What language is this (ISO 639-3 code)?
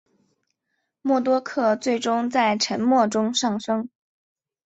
zho